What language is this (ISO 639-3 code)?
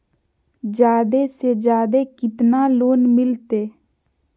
mag